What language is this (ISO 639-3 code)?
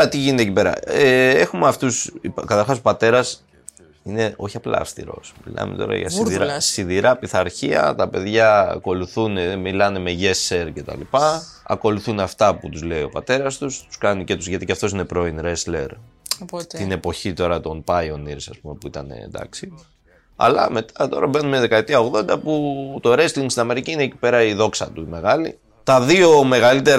ell